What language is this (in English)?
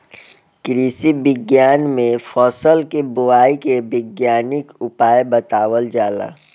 Bhojpuri